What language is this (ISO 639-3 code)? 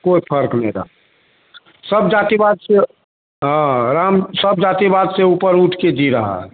hin